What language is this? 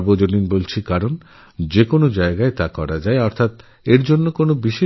Bangla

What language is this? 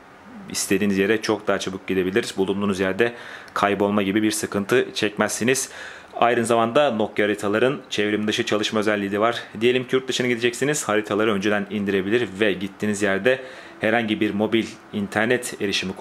Turkish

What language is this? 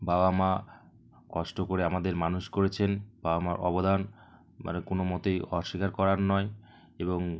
Bangla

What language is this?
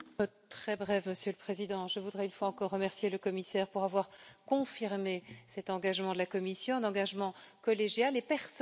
French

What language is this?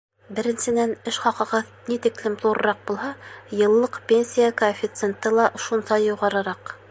Bashkir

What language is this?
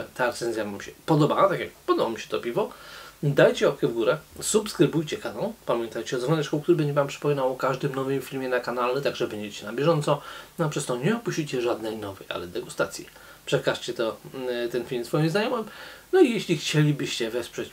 Polish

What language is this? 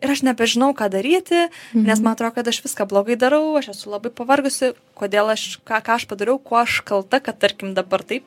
Lithuanian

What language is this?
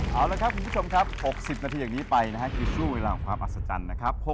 Thai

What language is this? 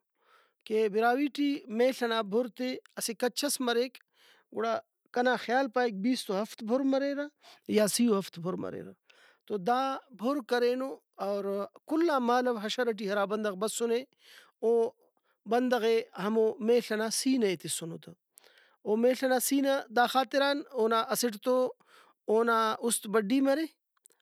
Brahui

